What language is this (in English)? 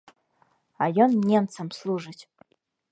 Belarusian